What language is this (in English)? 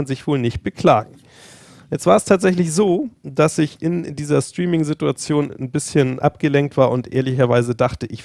German